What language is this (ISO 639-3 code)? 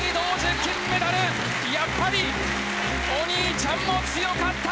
jpn